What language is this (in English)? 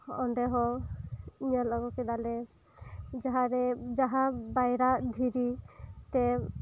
Santali